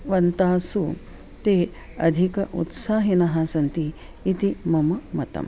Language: Sanskrit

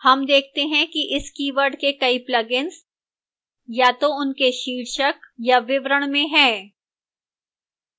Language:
Hindi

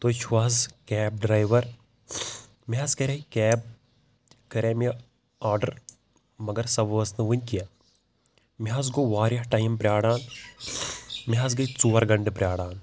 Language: Kashmiri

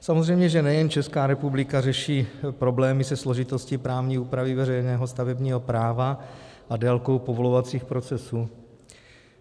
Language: Czech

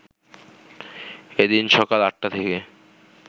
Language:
Bangla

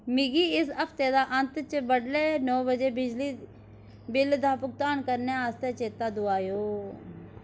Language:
Dogri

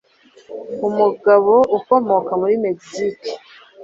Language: Kinyarwanda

